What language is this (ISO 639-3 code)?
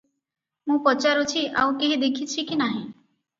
ori